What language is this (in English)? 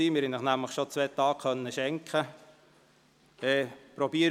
Swiss German